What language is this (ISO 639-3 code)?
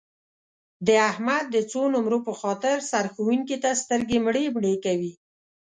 pus